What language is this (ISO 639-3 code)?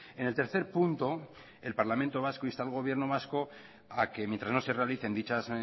spa